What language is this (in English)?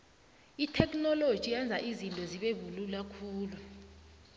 South Ndebele